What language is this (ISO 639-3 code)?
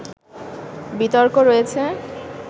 ben